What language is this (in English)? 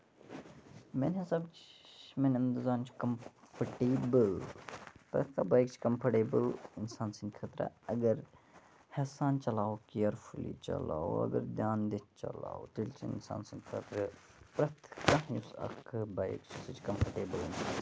Kashmiri